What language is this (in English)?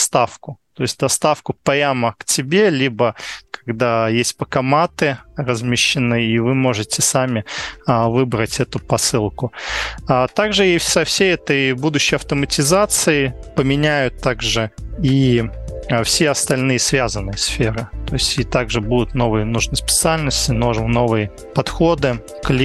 Russian